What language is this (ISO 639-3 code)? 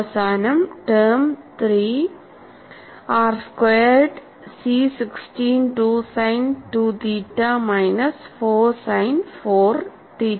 mal